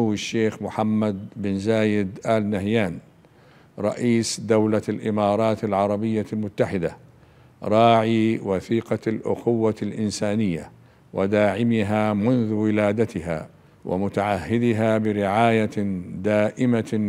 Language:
Arabic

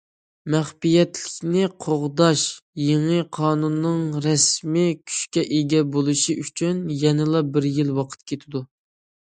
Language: Uyghur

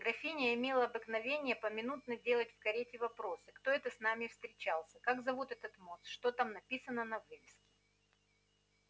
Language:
Russian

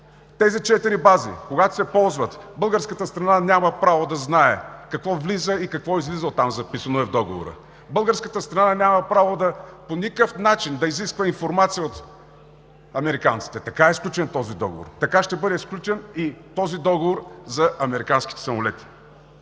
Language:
Bulgarian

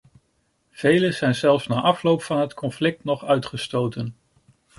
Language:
Dutch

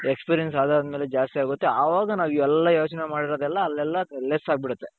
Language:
Kannada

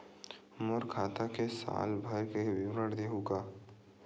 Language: Chhattisgarhi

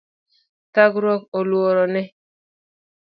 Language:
Luo (Kenya and Tanzania)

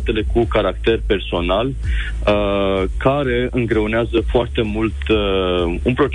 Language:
Romanian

